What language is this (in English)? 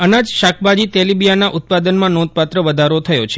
Gujarati